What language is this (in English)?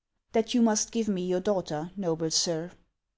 English